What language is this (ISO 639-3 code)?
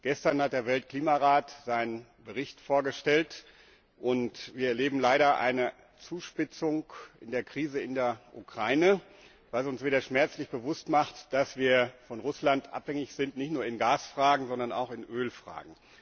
deu